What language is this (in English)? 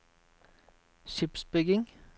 Norwegian